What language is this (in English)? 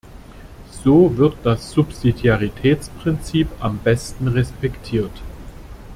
German